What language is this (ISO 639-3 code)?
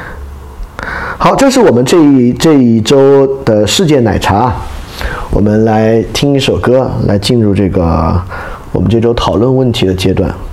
zho